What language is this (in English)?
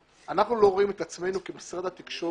Hebrew